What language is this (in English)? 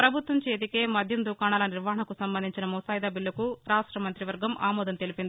Telugu